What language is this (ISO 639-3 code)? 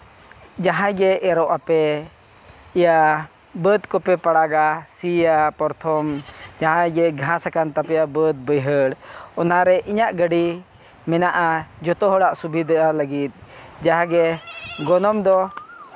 sat